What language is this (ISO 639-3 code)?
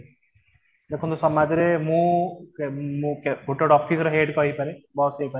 ori